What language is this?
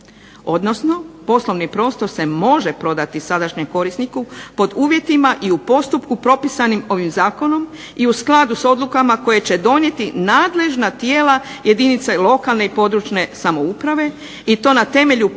Croatian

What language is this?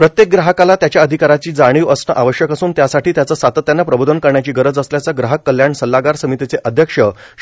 Marathi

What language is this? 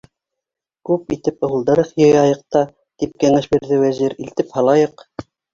Bashkir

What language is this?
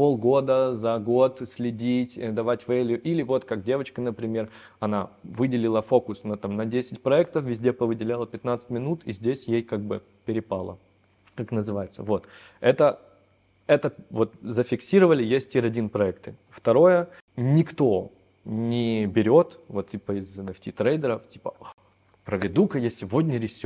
Russian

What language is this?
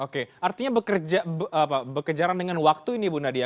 Indonesian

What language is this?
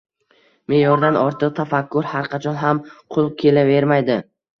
Uzbek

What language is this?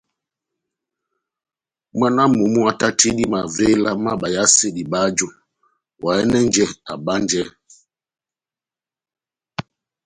Batanga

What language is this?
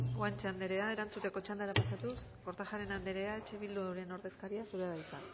Basque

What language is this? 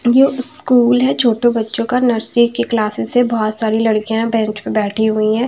Hindi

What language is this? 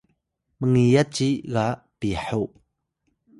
Atayal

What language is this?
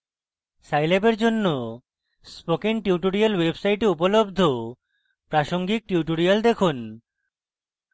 Bangla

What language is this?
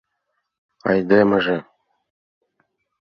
Mari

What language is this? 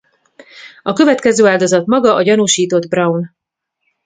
Hungarian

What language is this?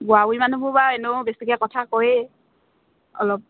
Assamese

